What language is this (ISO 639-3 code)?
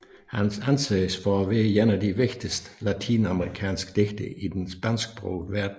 dan